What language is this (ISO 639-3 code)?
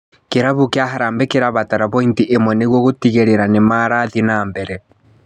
kik